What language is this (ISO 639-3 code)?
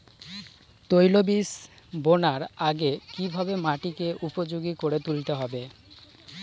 ben